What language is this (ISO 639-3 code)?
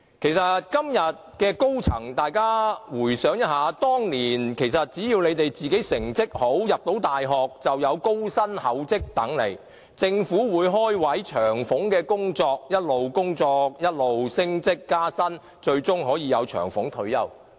yue